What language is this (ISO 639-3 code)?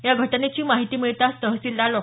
mar